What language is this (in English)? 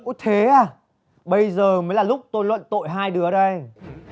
Vietnamese